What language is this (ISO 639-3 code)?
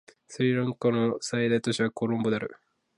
jpn